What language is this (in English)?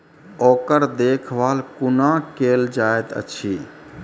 Maithili